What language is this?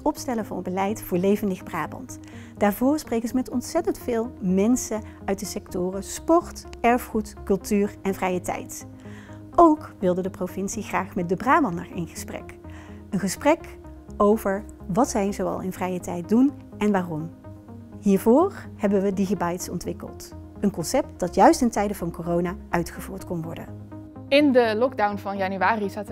Dutch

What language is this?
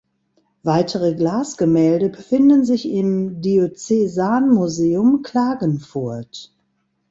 German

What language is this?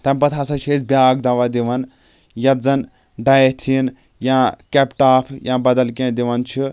Kashmiri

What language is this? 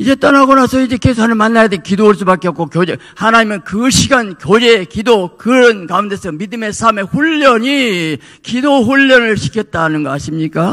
Korean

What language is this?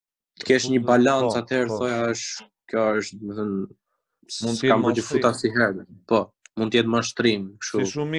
Romanian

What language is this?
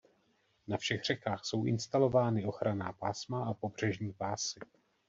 Czech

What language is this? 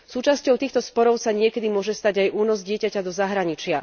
Slovak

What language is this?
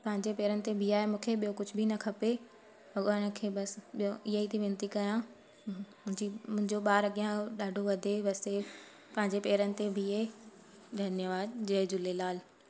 Sindhi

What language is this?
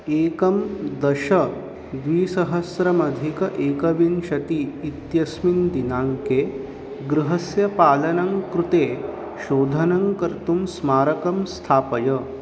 Sanskrit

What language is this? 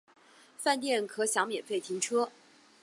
Chinese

